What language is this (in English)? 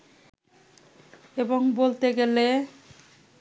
Bangla